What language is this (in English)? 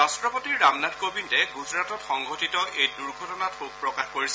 Assamese